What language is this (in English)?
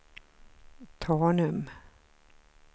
Swedish